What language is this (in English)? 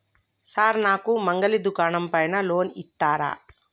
Telugu